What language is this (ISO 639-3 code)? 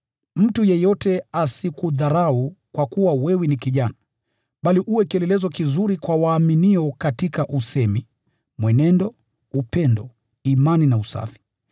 swa